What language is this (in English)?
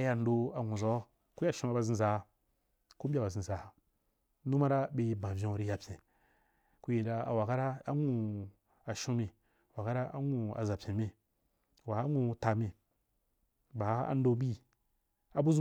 Wapan